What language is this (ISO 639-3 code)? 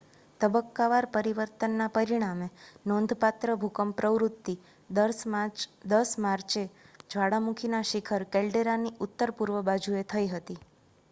guj